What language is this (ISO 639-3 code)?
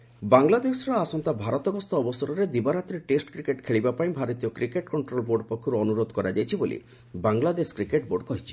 ori